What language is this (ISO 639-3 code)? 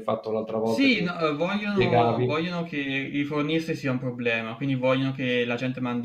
ita